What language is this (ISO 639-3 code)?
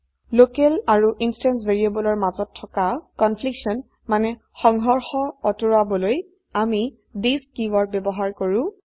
asm